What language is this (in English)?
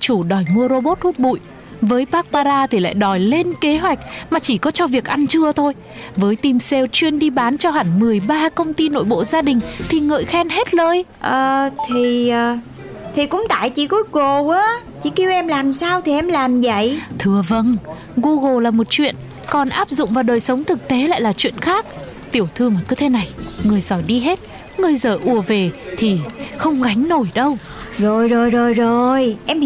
Vietnamese